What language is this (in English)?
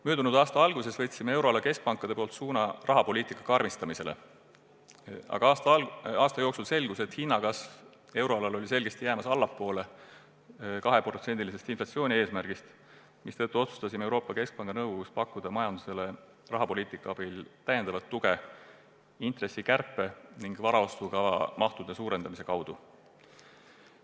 Estonian